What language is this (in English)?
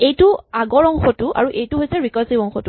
Assamese